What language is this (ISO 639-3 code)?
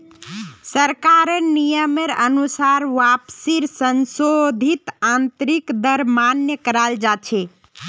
mag